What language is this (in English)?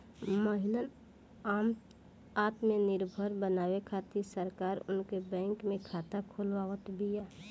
Bhojpuri